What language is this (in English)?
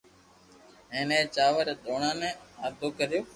Loarki